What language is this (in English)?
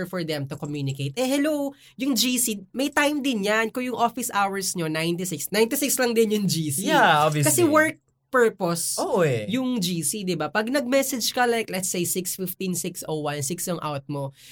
Filipino